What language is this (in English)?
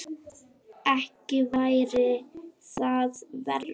Icelandic